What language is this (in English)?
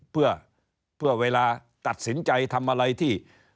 Thai